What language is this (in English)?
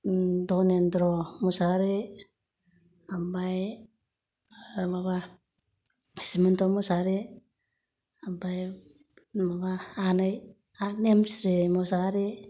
Bodo